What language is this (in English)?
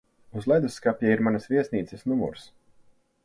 Latvian